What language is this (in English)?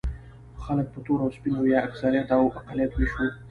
Pashto